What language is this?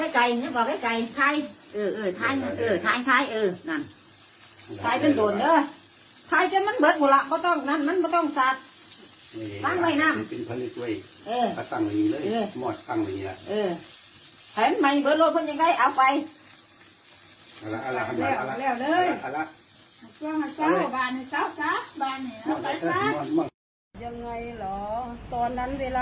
Thai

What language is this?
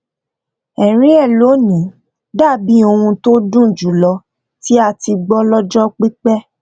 Yoruba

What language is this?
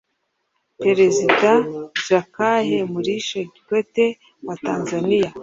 Kinyarwanda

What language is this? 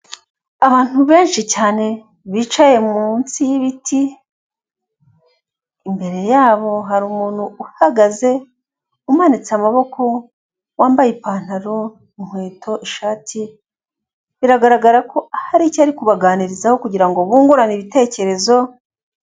Kinyarwanda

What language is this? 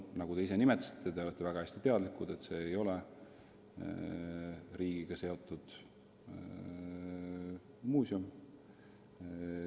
Estonian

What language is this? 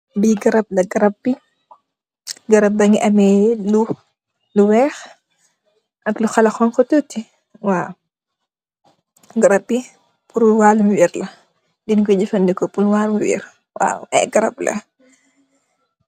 Wolof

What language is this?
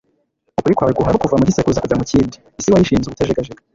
Kinyarwanda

